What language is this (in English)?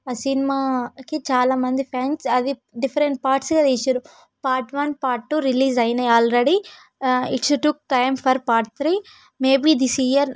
Telugu